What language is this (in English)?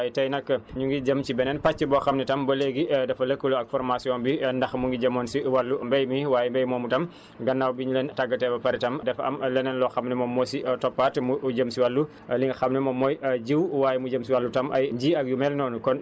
Wolof